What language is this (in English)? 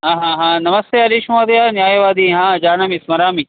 Sanskrit